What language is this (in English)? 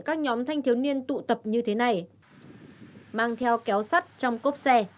Vietnamese